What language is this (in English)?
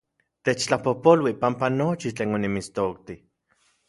Central Puebla Nahuatl